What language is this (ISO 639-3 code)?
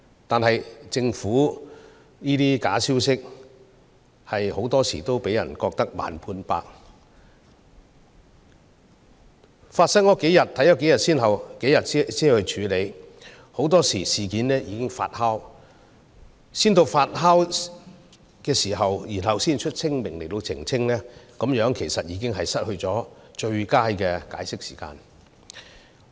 yue